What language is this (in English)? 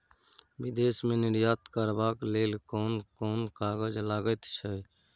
Maithili